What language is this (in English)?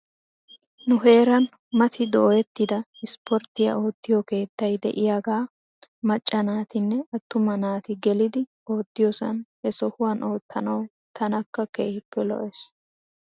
Wolaytta